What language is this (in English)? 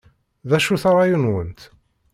Kabyle